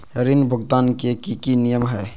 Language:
Magahi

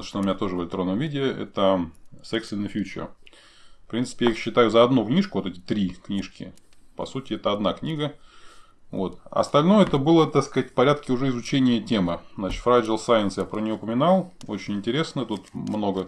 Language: Russian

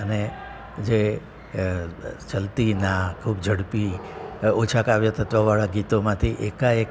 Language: Gujarati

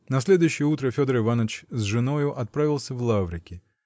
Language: Russian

